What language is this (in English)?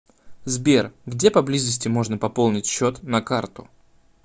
Russian